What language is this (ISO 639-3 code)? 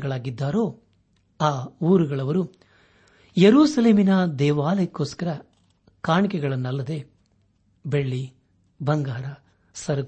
kan